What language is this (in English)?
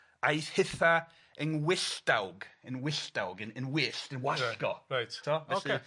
Welsh